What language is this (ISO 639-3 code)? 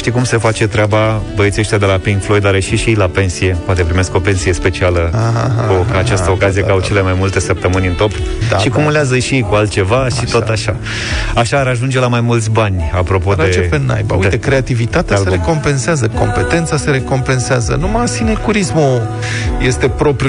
ron